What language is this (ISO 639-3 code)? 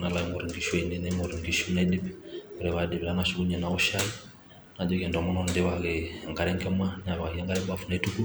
mas